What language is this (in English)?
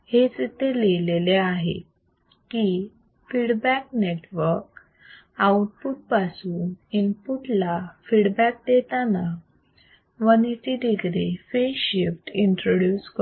Marathi